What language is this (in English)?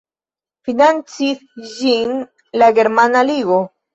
Esperanto